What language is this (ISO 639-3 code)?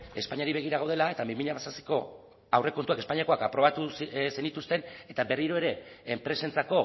eus